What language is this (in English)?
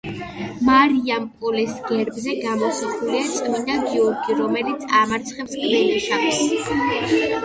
Georgian